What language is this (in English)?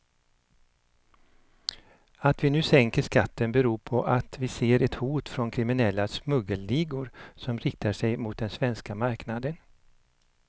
Swedish